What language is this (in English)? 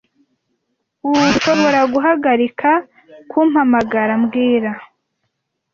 Kinyarwanda